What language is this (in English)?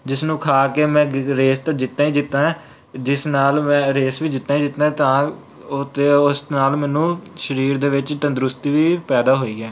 Punjabi